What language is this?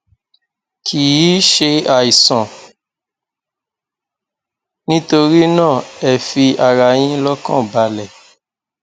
Yoruba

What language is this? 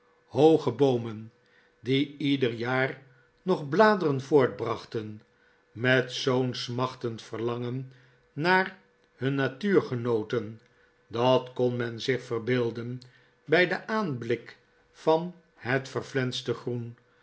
Dutch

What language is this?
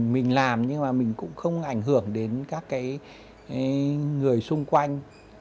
Vietnamese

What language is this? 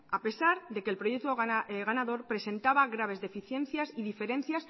Spanish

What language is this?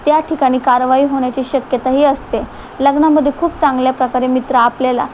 Marathi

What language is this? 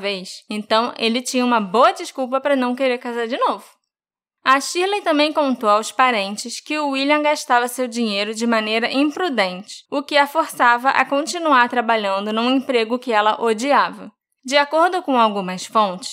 Portuguese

